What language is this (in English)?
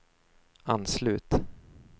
Swedish